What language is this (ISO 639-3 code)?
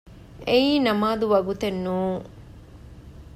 div